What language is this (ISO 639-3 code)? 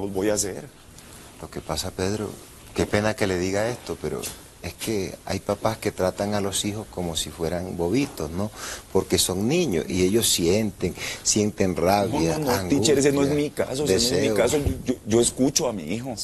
spa